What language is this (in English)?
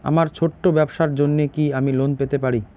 Bangla